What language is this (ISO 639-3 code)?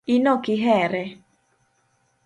luo